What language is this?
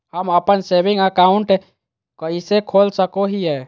Magahi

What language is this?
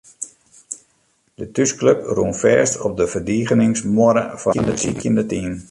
Western Frisian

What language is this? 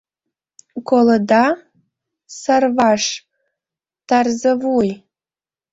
Mari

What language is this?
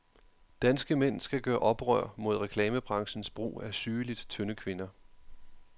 Danish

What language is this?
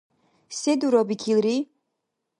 Dargwa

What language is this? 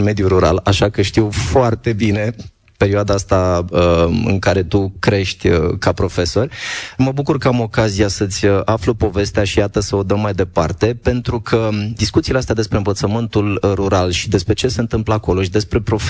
Romanian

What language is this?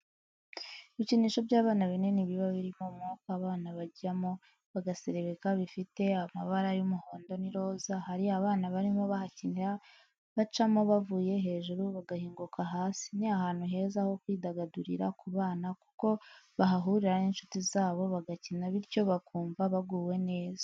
Kinyarwanda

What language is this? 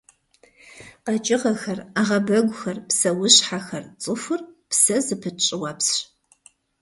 Kabardian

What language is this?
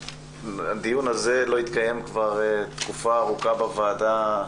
Hebrew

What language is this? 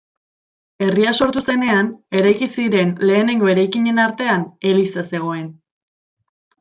Basque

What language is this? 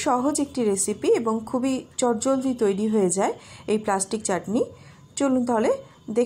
Hindi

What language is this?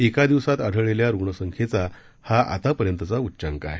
Marathi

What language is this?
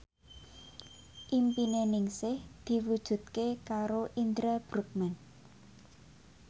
Javanese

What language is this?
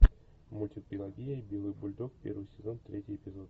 Russian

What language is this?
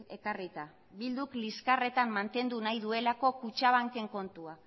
Basque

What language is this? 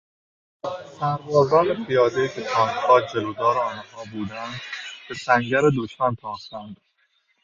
Persian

